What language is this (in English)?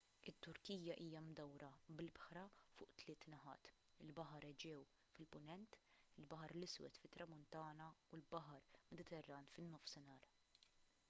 Maltese